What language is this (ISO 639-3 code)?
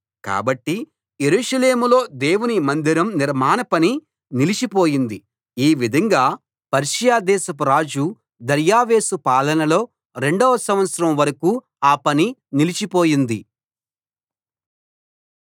tel